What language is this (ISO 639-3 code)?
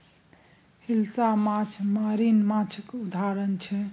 mai